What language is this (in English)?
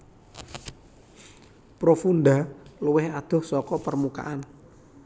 Javanese